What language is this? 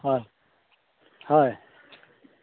Assamese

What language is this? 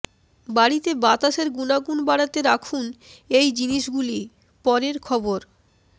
Bangla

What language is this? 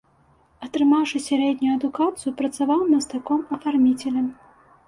Belarusian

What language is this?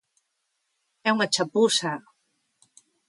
Galician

